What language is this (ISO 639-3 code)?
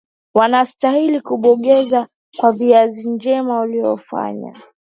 swa